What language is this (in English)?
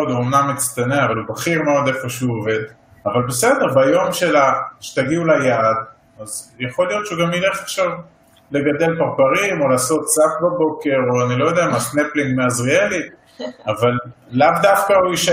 Hebrew